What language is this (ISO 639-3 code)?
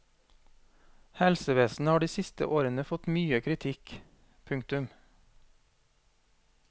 nor